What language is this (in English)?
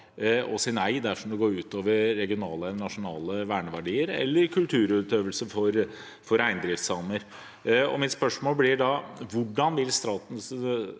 Norwegian